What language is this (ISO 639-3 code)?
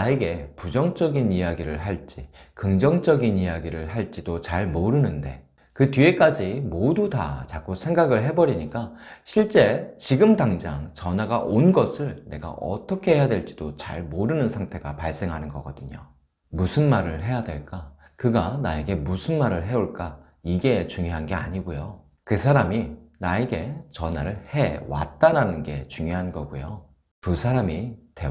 kor